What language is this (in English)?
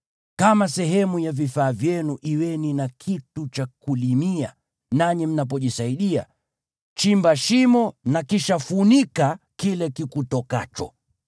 Swahili